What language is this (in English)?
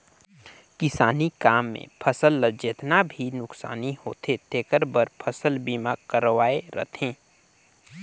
Chhattisgarhi